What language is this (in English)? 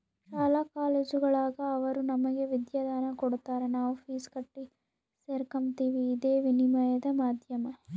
Kannada